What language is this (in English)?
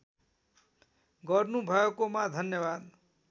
Nepali